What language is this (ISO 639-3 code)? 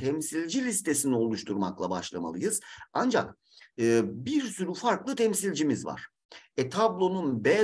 tur